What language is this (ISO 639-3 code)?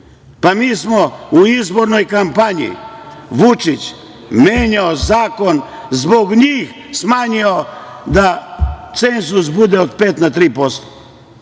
srp